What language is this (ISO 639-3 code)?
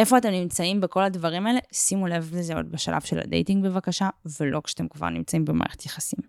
heb